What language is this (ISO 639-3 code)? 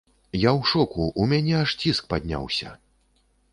bel